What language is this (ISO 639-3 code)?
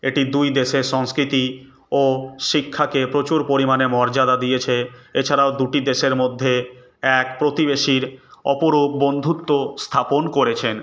ben